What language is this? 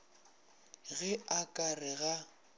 Northern Sotho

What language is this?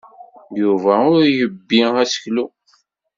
Kabyle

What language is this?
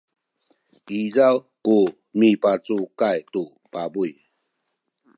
Sakizaya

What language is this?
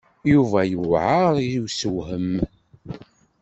Kabyle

